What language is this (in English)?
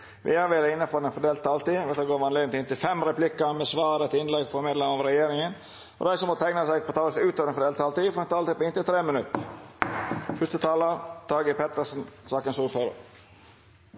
Norwegian Nynorsk